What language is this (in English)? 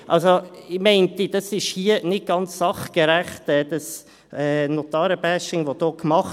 Swiss German